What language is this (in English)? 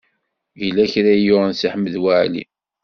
Kabyle